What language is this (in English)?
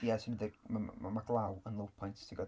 Welsh